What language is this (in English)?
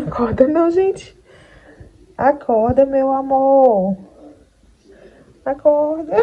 Portuguese